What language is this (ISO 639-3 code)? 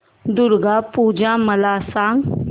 mar